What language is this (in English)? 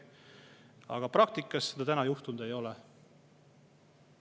Estonian